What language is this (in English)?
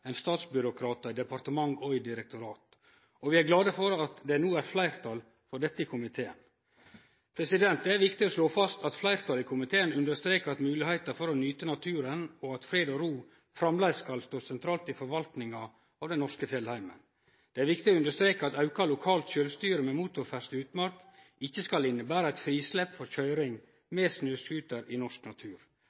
Norwegian Nynorsk